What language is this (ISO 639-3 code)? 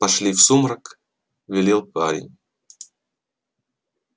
rus